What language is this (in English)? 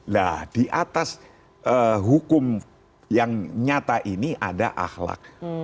Indonesian